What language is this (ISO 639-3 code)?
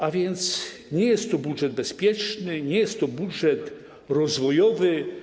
pol